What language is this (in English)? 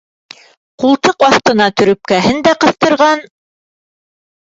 Bashkir